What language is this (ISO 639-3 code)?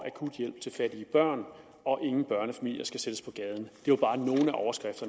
dan